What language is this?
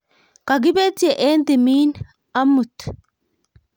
Kalenjin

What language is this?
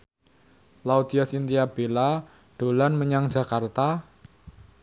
Javanese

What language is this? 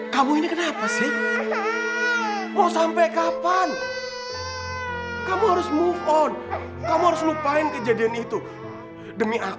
Indonesian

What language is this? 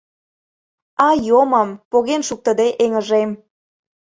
Mari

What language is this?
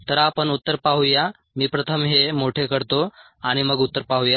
Marathi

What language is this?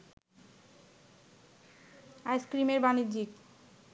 Bangla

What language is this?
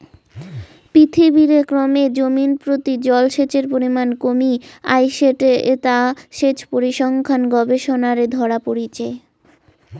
Bangla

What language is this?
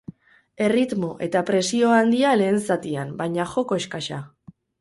Basque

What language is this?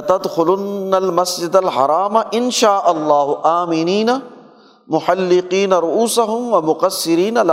Urdu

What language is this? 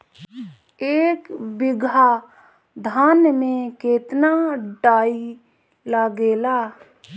Bhojpuri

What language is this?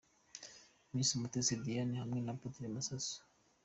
Kinyarwanda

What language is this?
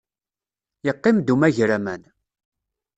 Kabyle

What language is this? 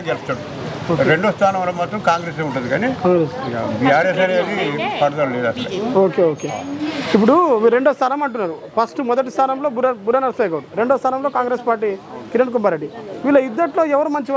Telugu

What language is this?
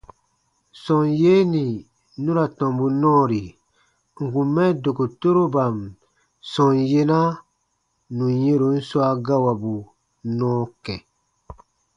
Baatonum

